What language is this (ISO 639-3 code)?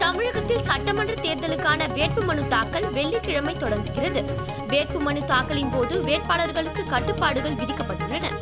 tam